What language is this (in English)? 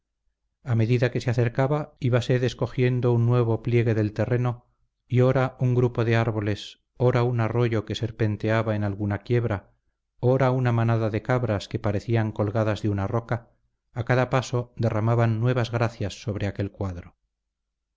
Spanish